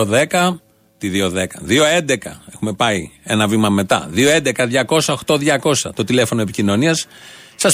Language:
Greek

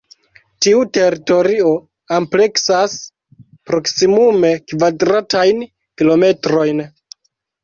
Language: Esperanto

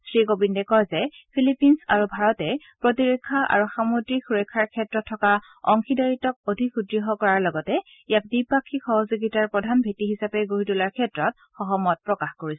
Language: Assamese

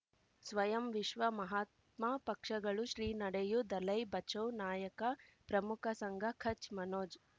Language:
Kannada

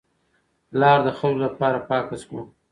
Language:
Pashto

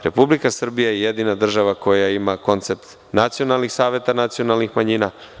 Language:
Serbian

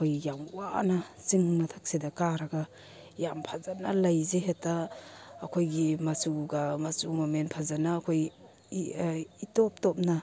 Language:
Manipuri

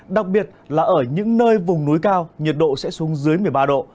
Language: Vietnamese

